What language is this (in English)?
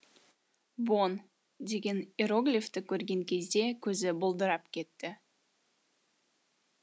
Kazakh